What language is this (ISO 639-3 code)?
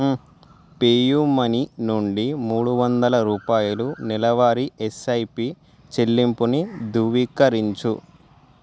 tel